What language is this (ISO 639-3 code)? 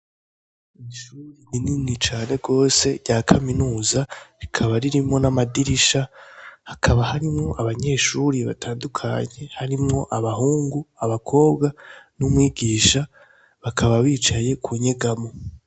run